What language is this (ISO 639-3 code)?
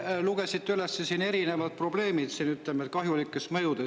est